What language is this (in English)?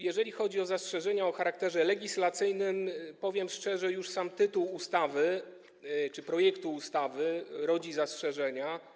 Polish